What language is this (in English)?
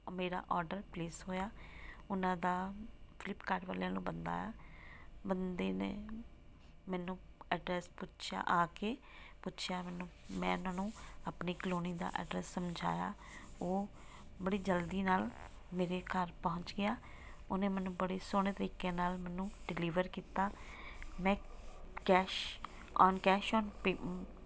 Punjabi